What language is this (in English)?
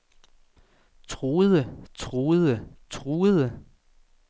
Danish